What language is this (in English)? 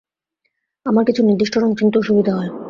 Bangla